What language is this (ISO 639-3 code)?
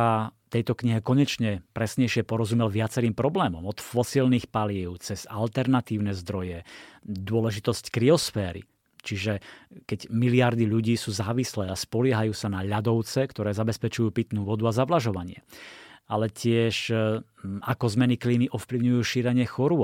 slk